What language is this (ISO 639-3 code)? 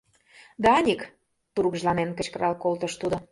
chm